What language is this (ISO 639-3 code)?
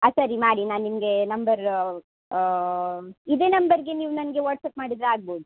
kan